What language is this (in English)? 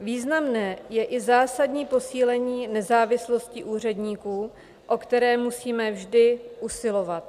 Czech